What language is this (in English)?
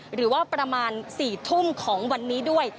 Thai